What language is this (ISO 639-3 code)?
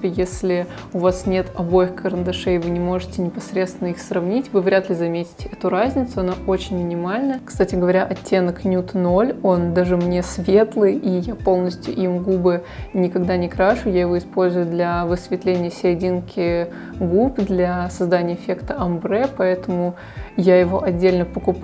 rus